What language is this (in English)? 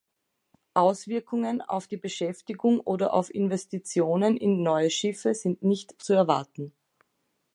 German